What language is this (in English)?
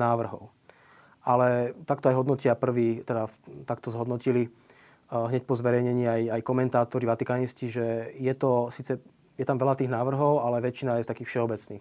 Slovak